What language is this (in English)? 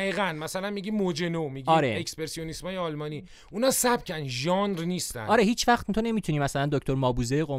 Persian